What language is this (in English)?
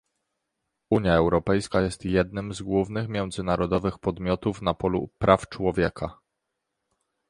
Polish